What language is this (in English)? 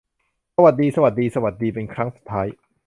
Thai